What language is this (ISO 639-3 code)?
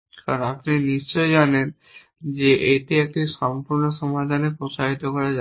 ben